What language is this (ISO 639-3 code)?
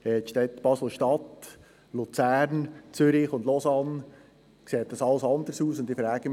gsw